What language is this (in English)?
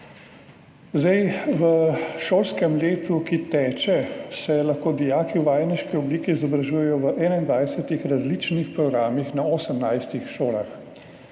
Slovenian